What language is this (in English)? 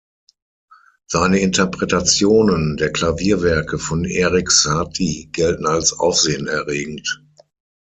German